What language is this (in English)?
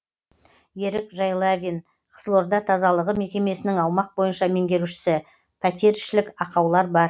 Kazakh